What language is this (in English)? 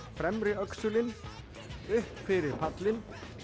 Icelandic